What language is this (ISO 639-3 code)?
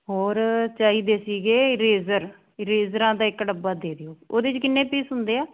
pan